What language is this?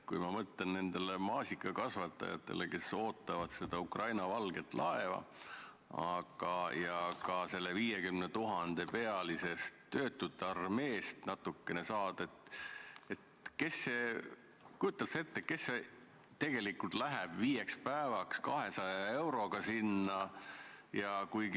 Estonian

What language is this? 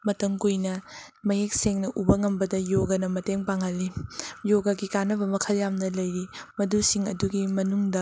Manipuri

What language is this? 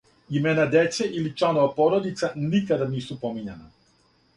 Serbian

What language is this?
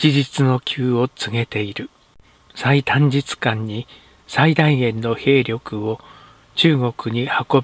Japanese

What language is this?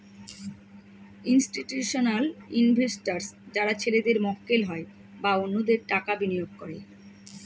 Bangla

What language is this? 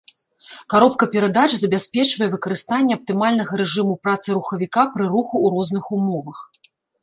Belarusian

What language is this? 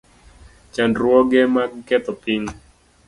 Luo (Kenya and Tanzania)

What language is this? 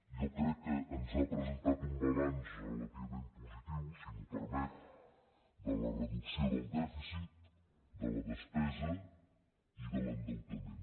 Catalan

